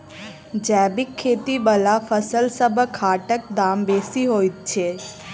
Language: Maithili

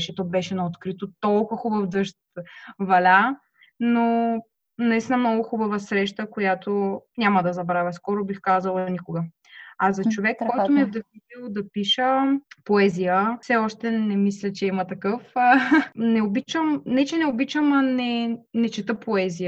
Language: Bulgarian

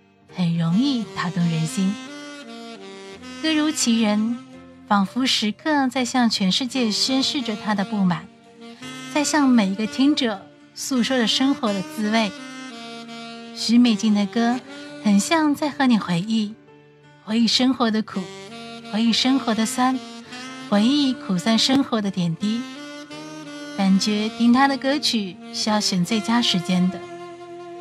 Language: Chinese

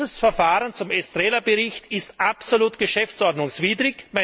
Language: German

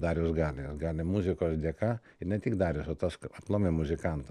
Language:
Lithuanian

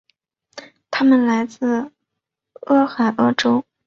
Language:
Chinese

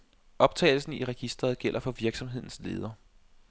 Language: Danish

